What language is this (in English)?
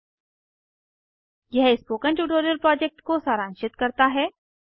Hindi